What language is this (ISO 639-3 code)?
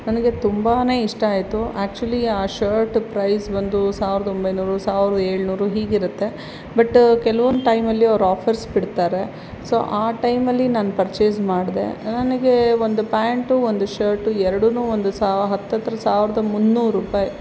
kan